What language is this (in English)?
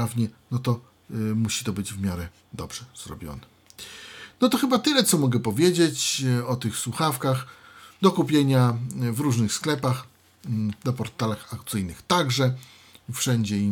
Polish